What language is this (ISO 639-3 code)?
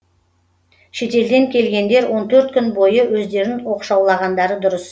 kaz